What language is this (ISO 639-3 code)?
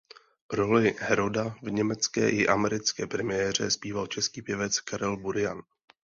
ces